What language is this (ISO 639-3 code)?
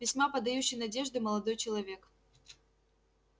rus